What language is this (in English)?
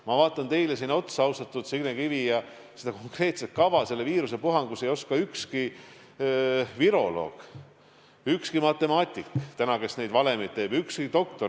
Estonian